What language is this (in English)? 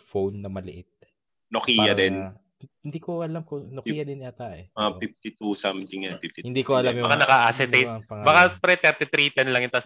Filipino